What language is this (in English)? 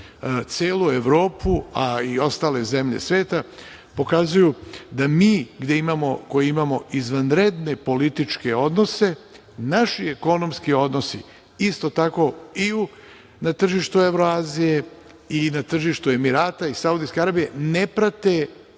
Serbian